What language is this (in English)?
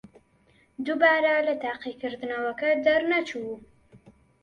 Central Kurdish